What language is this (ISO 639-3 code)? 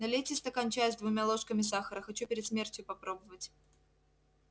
rus